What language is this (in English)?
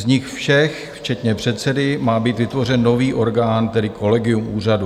Czech